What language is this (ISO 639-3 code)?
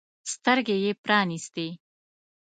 pus